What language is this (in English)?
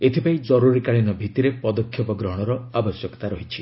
Odia